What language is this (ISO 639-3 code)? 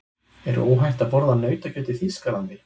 isl